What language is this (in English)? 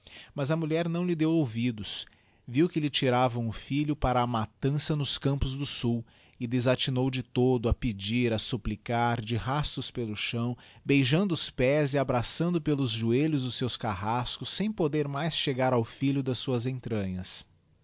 Portuguese